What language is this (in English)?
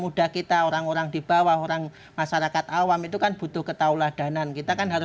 Indonesian